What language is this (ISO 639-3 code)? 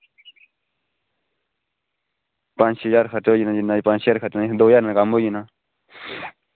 doi